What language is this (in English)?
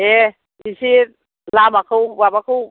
Bodo